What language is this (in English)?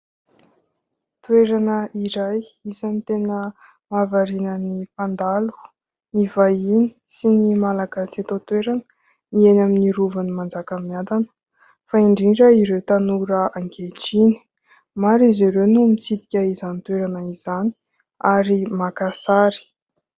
Malagasy